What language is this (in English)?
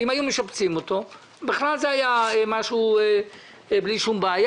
Hebrew